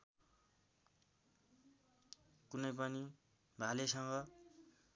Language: Nepali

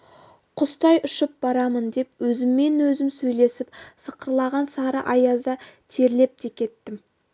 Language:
Kazakh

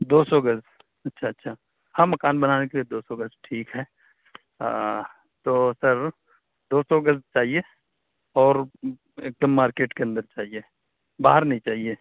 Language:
Urdu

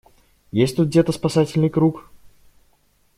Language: Russian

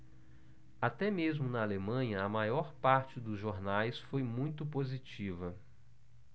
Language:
Portuguese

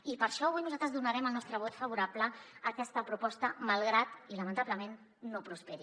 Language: Catalan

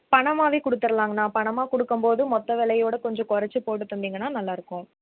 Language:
Tamil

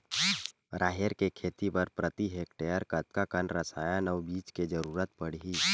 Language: Chhattisgarhi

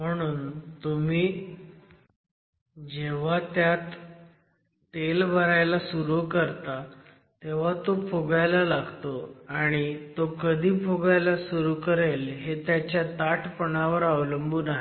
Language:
Marathi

